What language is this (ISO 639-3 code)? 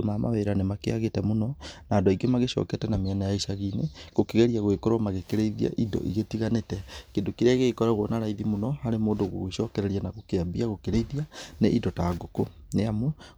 kik